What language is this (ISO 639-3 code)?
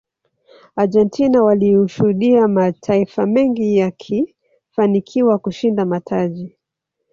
swa